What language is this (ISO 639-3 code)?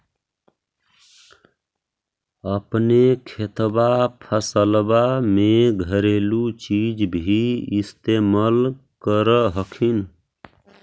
mag